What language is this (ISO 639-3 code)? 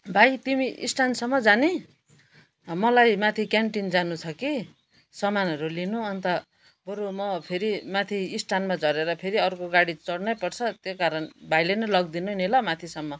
nep